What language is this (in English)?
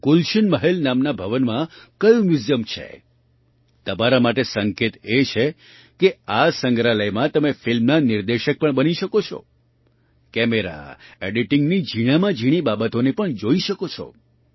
Gujarati